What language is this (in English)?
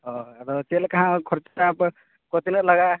Santali